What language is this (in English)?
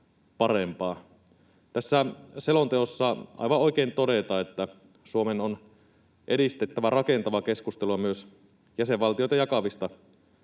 Finnish